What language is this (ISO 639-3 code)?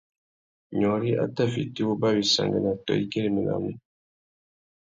bag